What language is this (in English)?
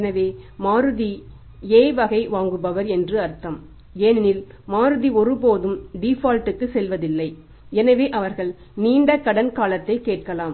Tamil